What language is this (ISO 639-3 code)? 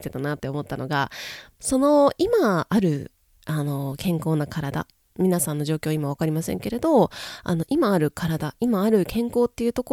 jpn